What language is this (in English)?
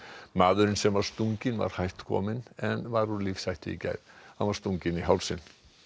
Icelandic